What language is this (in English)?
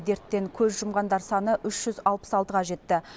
Kazakh